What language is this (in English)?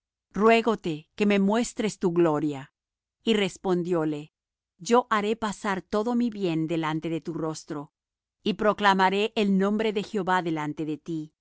Spanish